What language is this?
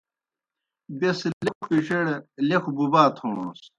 Kohistani Shina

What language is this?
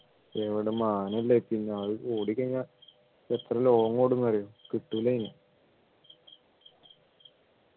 Malayalam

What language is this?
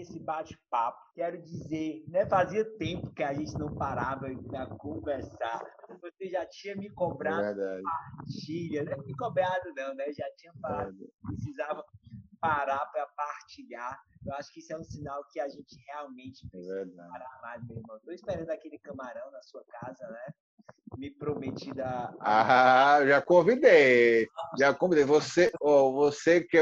Portuguese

